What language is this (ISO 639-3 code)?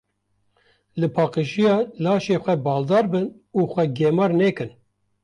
kur